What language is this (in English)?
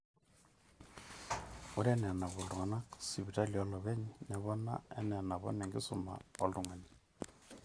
Masai